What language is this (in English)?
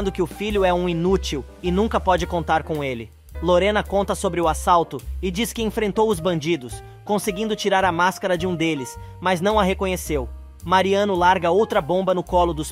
Portuguese